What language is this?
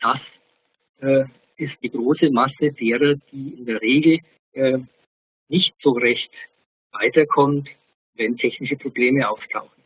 German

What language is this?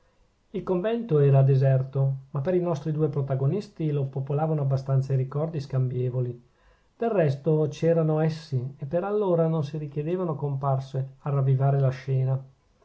Italian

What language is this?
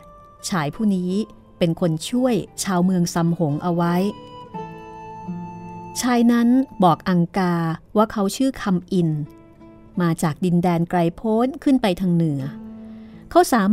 Thai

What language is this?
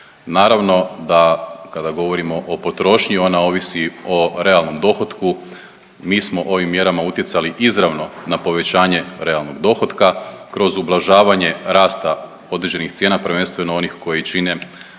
Croatian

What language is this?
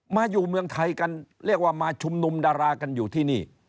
Thai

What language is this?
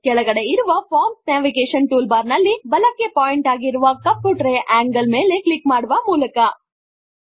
Kannada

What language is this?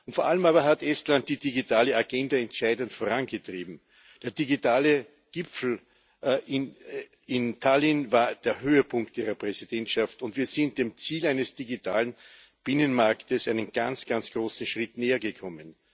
German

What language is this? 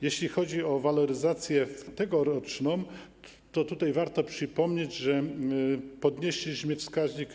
Polish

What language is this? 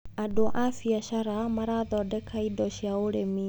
Kikuyu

